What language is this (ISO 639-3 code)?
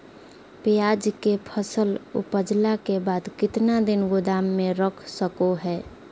mag